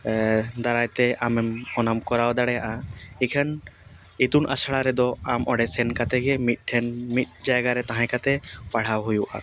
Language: Santali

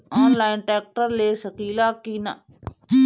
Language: Bhojpuri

